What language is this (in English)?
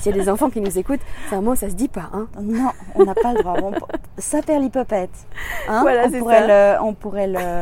French